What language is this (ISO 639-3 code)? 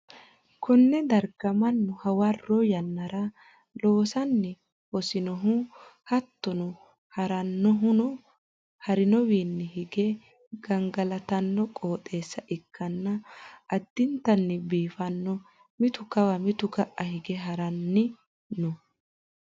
sid